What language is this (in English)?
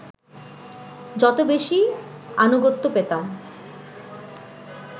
Bangla